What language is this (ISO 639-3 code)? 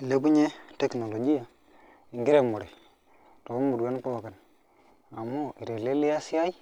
mas